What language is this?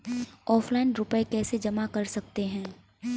Hindi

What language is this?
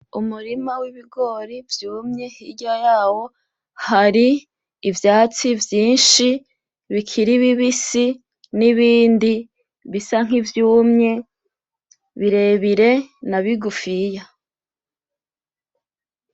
Rundi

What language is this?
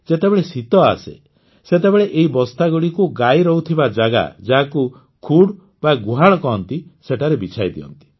Odia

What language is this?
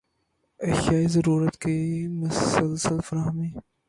Urdu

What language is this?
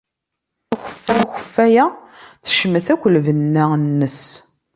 Kabyle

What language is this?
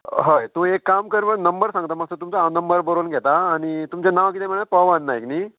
Konkani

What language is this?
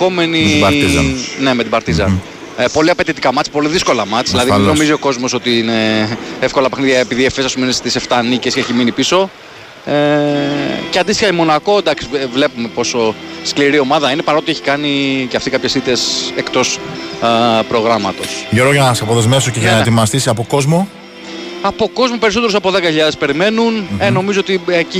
Greek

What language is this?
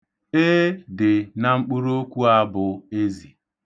Igbo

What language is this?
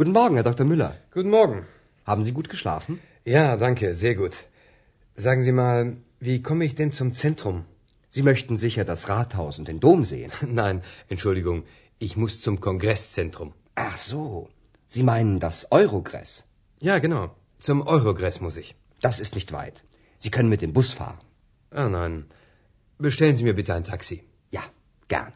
Croatian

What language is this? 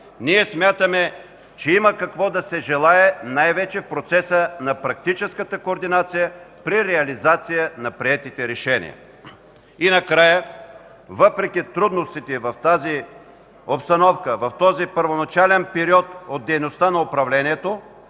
Bulgarian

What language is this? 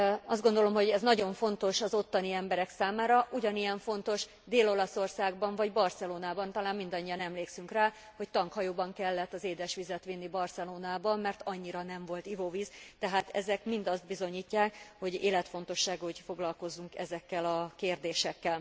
Hungarian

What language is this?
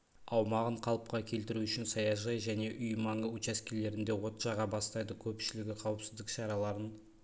Kazakh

